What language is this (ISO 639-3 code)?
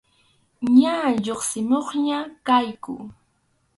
qxu